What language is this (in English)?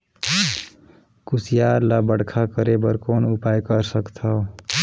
Chhattisgarhi